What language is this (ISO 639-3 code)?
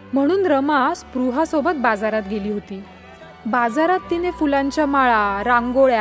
mar